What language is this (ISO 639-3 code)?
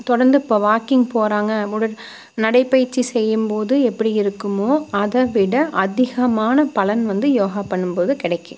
tam